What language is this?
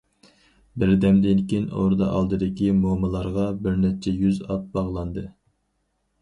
Uyghur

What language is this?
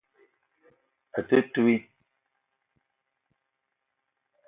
Eton (Cameroon)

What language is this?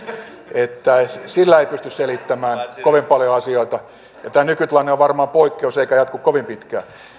Finnish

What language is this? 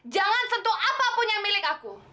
Indonesian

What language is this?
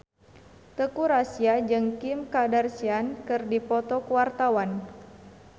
Sundanese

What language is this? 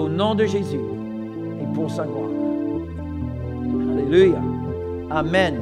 French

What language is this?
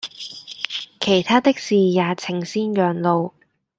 Cantonese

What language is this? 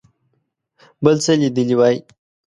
Pashto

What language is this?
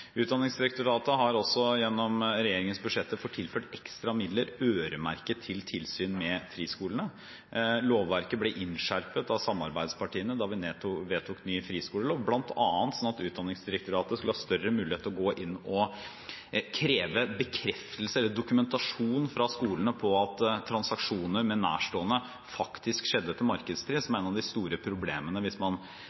Norwegian Bokmål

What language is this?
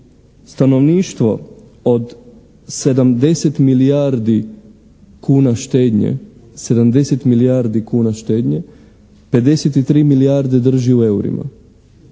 Croatian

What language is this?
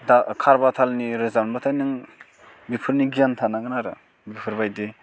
Bodo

